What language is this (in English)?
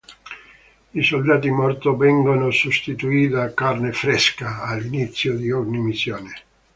Italian